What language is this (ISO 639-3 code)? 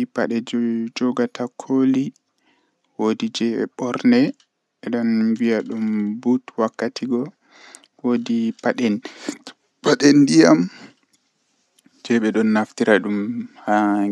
fuh